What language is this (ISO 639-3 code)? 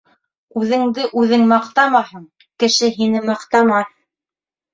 bak